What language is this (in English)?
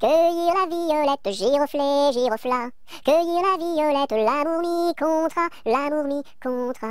French